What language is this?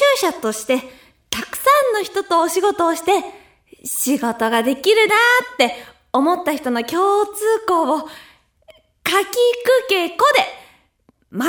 Japanese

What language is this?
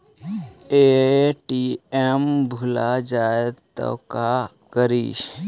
Magahi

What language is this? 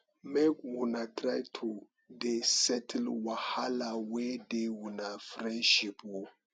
Nigerian Pidgin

